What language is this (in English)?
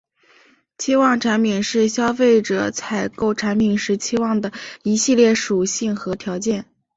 Chinese